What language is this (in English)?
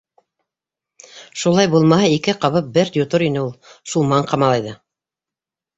Bashkir